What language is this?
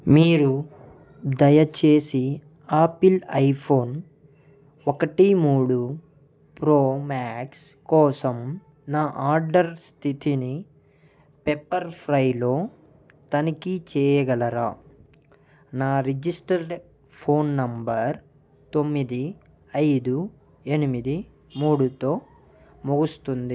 Telugu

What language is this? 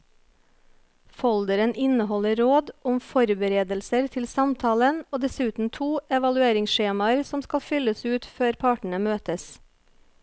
Norwegian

